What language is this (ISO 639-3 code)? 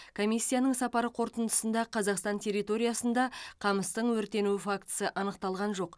kaz